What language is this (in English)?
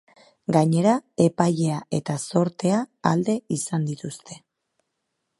Basque